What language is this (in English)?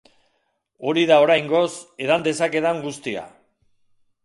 Basque